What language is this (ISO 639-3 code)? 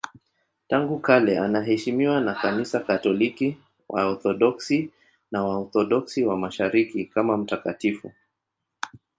swa